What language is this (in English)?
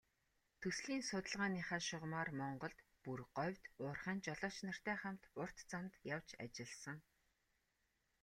Mongolian